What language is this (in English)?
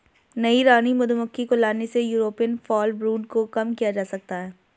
Hindi